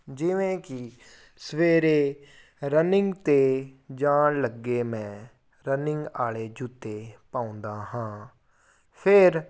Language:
Punjabi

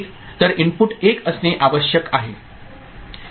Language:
Marathi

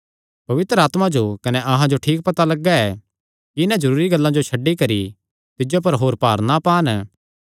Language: Kangri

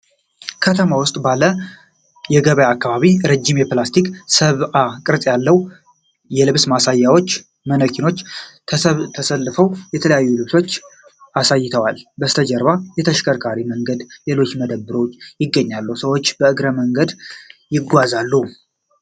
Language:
Amharic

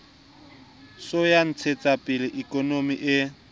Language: Southern Sotho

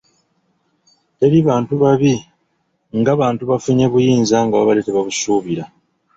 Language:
Ganda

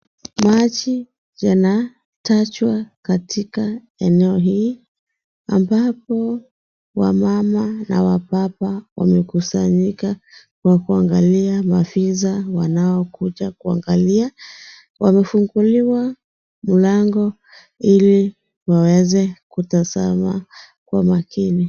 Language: Swahili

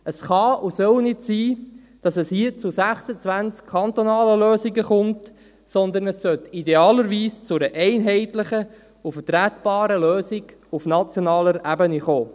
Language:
Swiss German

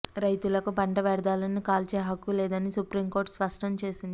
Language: Telugu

